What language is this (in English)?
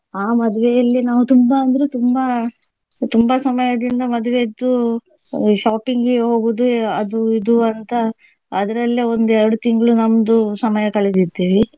Kannada